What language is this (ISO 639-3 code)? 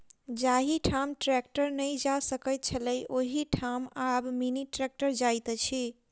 mai